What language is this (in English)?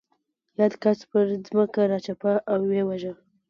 Pashto